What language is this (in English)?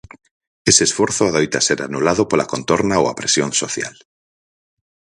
Galician